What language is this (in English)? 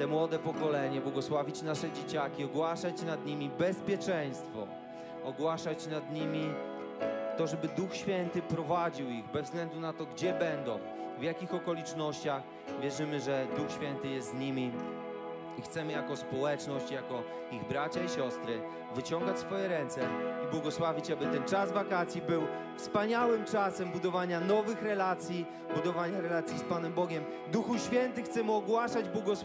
Polish